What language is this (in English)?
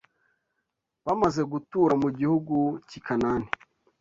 Kinyarwanda